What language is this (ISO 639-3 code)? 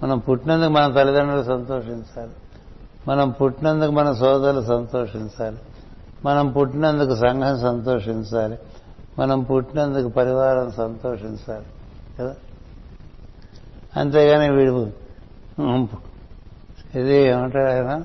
tel